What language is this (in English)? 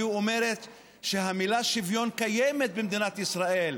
Hebrew